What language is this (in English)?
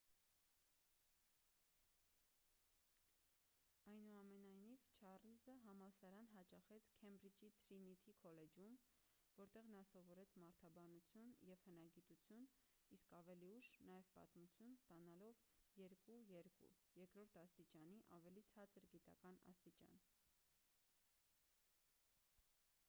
Armenian